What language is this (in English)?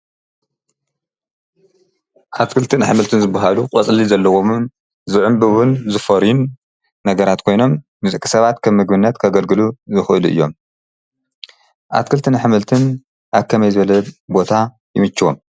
Tigrinya